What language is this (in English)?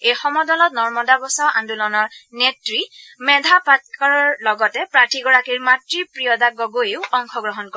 Assamese